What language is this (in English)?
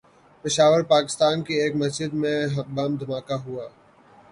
Urdu